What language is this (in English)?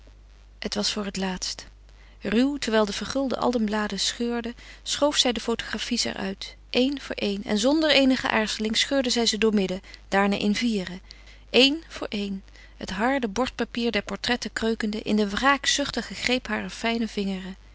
Dutch